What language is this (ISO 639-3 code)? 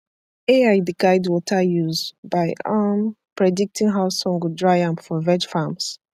pcm